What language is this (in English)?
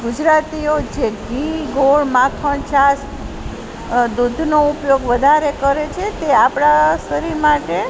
Gujarati